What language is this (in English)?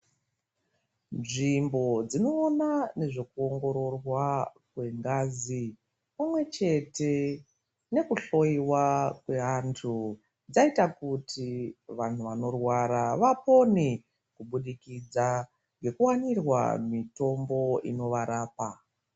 Ndau